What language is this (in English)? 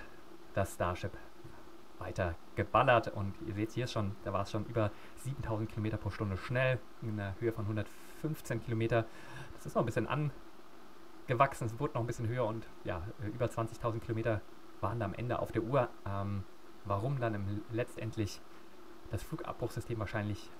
German